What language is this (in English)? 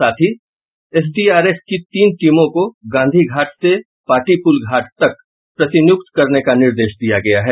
Hindi